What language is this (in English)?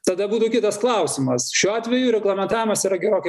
Lithuanian